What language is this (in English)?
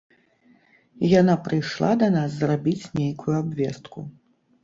Belarusian